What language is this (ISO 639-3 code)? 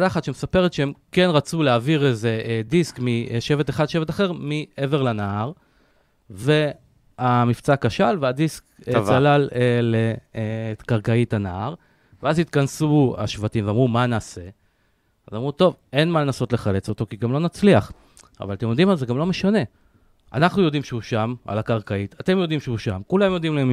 heb